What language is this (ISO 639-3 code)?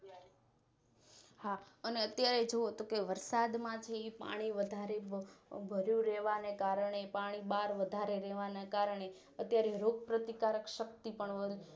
guj